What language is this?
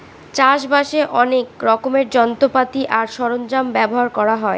Bangla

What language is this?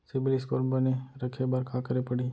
Chhattisgarhi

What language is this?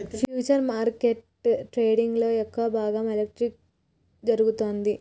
Telugu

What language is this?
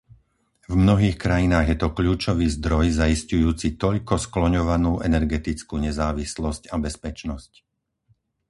Slovak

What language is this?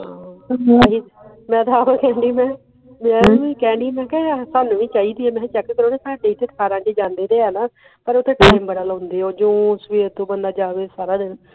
Punjabi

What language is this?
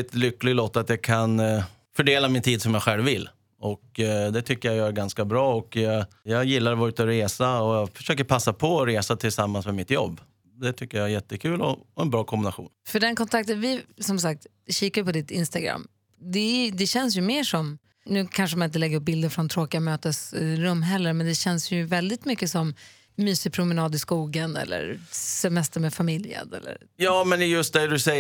Swedish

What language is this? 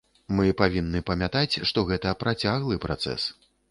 Belarusian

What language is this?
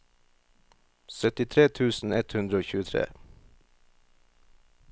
Norwegian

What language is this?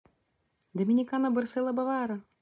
Russian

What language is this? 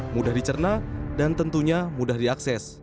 Indonesian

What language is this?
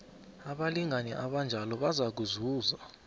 South Ndebele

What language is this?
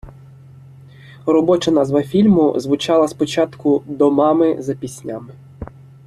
Ukrainian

